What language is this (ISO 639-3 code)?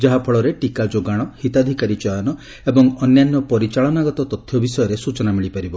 ori